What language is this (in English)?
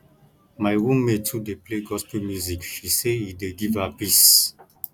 Nigerian Pidgin